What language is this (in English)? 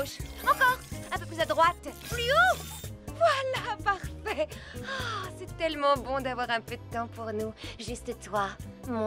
French